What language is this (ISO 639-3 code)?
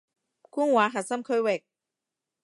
yue